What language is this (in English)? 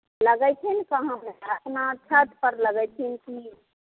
Maithili